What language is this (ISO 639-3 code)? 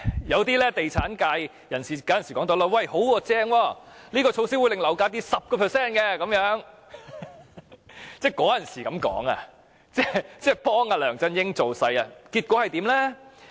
yue